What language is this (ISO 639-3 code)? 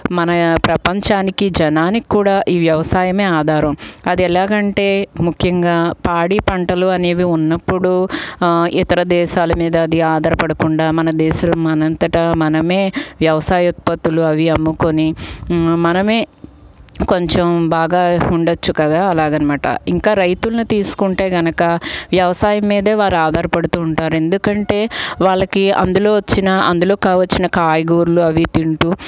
tel